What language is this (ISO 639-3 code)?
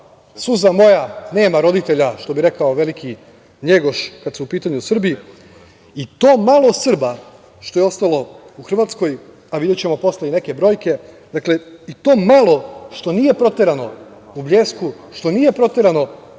srp